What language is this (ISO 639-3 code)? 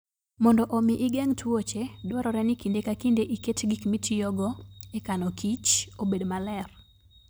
luo